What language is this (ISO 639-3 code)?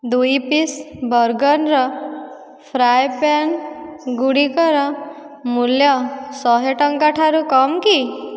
ori